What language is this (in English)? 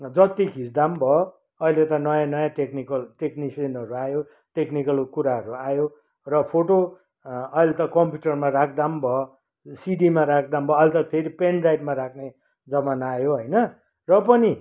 Nepali